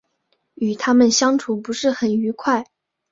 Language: Chinese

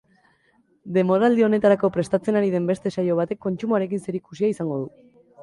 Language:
Basque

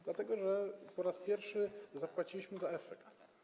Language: Polish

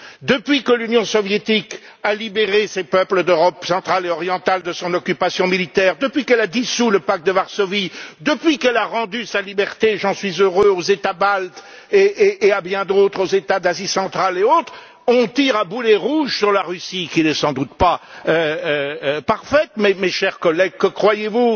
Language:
French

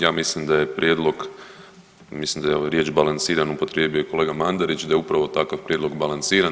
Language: Croatian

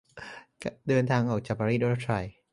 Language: Thai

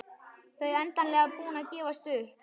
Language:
Icelandic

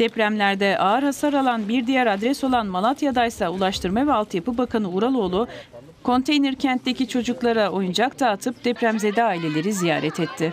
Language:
Turkish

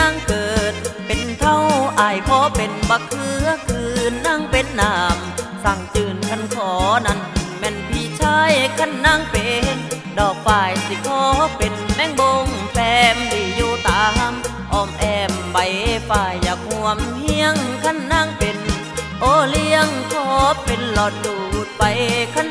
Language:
Thai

